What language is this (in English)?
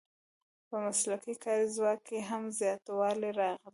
Pashto